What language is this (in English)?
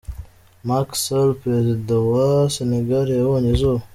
Kinyarwanda